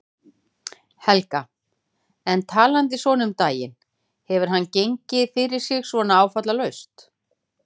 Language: Icelandic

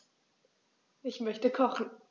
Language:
German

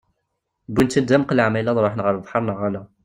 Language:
Kabyle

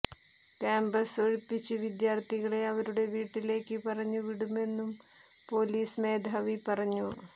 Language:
Malayalam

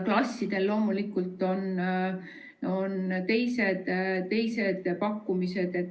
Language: Estonian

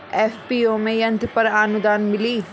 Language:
Bhojpuri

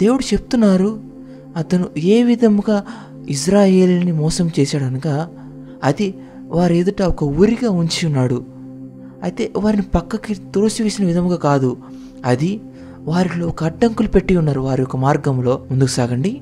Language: Telugu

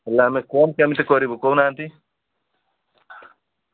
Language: Odia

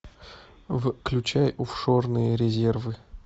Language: Russian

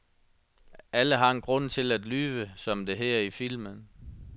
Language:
Danish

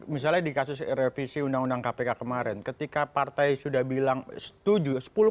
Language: Indonesian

